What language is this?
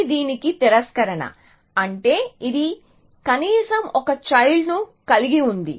Telugu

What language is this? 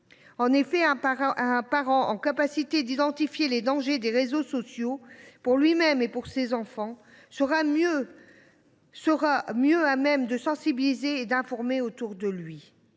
French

